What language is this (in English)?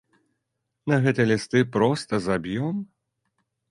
Belarusian